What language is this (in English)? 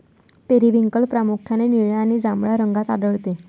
Marathi